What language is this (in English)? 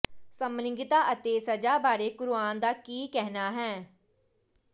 Punjabi